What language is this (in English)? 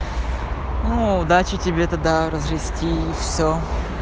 Russian